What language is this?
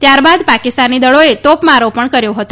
Gujarati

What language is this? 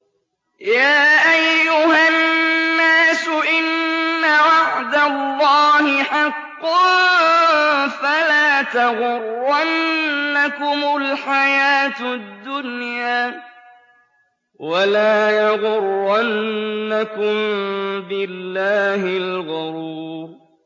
Arabic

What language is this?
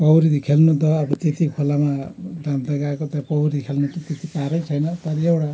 Nepali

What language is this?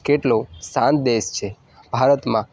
Gujarati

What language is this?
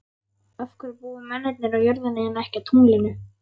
Icelandic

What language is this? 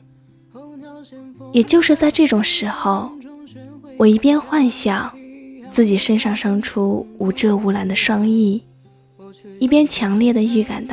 Chinese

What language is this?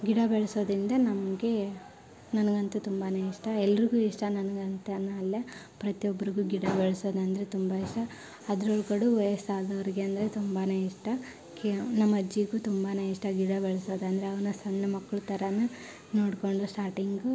Kannada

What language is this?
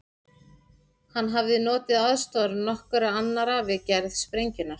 Icelandic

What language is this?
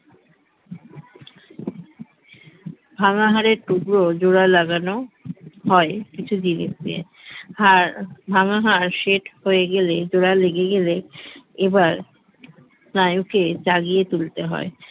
Bangla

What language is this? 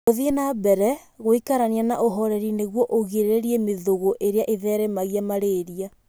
Kikuyu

